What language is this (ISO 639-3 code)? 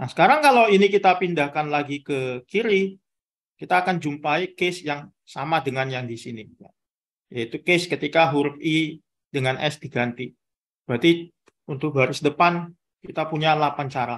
ind